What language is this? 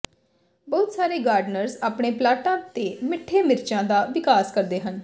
Punjabi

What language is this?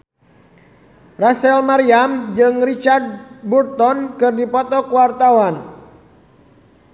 Sundanese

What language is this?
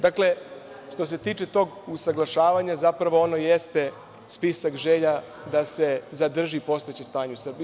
Serbian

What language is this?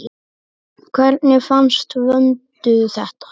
Icelandic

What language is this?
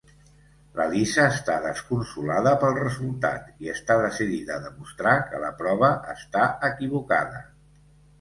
Catalan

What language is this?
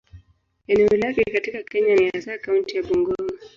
Swahili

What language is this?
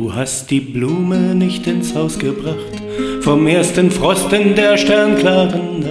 German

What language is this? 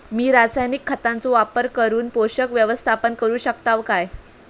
Marathi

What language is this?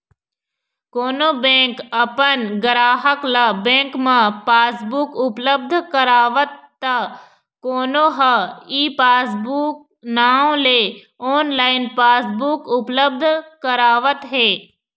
Chhattisgarhi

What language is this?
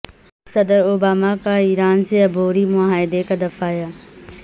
Urdu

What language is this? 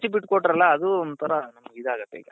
Kannada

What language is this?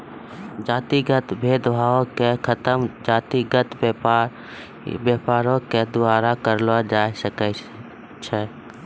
Maithili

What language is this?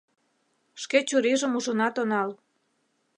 Mari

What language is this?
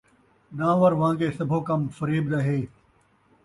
Saraiki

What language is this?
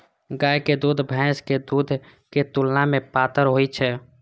Maithili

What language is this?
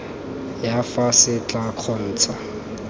Tswana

